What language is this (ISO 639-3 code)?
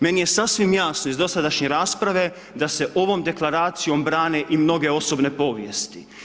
hrv